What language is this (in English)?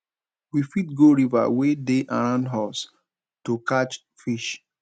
Nigerian Pidgin